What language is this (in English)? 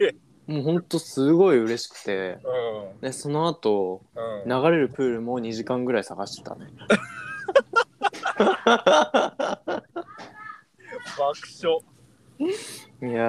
Japanese